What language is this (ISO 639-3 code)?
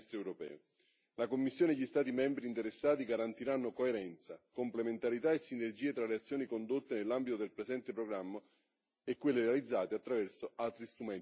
ita